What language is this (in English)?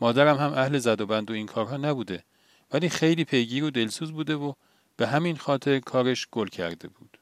Persian